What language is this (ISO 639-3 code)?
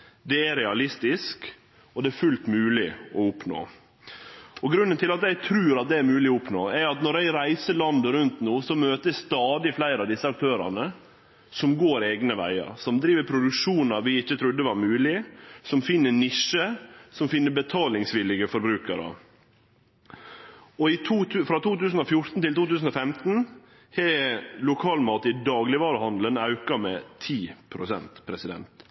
nno